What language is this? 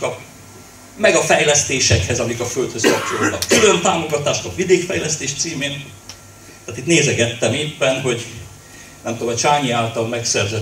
Hungarian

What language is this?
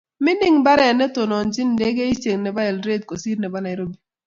Kalenjin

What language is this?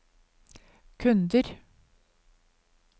Norwegian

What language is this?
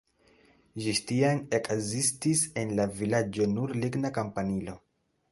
Esperanto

